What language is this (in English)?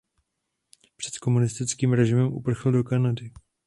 Czech